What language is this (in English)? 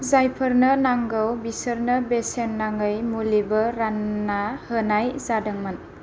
Bodo